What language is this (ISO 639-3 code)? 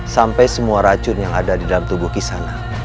ind